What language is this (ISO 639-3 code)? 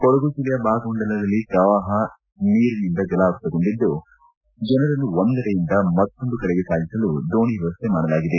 kan